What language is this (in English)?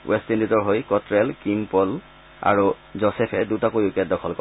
Assamese